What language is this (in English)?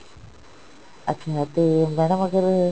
Punjabi